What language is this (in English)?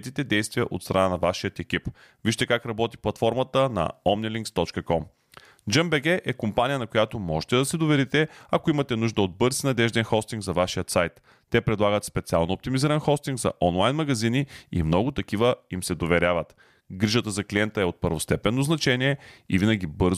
Bulgarian